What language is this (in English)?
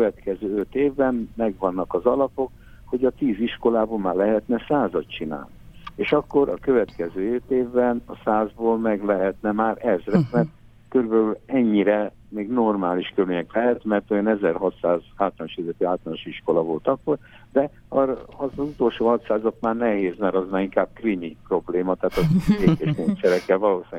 Hungarian